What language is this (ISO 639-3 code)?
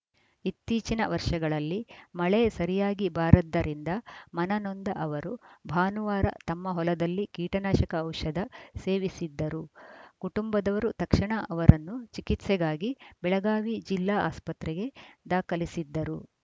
kan